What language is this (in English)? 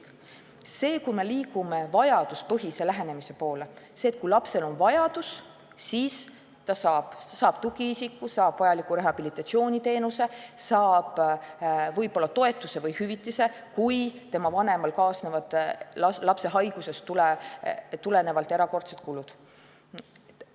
Estonian